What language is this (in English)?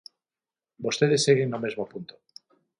Galician